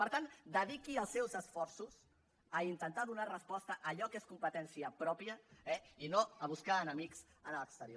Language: Catalan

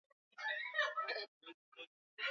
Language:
Swahili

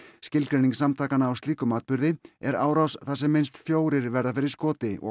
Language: Icelandic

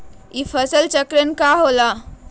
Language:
Magahi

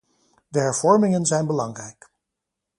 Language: Dutch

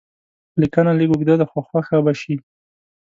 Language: Pashto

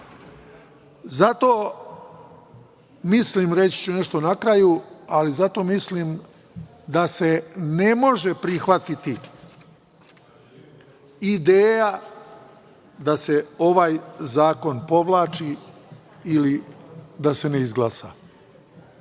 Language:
Serbian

